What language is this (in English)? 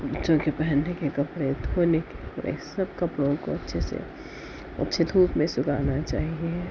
Urdu